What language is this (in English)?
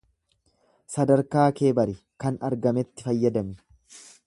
Oromo